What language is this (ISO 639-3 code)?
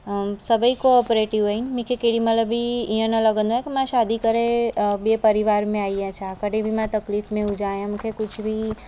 snd